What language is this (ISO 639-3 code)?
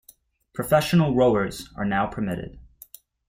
eng